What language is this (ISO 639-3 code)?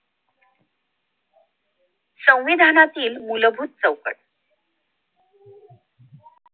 mar